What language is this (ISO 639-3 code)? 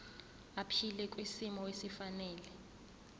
zul